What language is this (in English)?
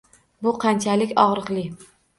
Uzbek